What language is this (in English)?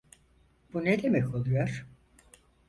Turkish